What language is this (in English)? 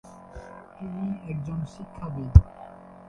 Bangla